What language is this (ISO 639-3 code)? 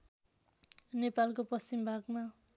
nep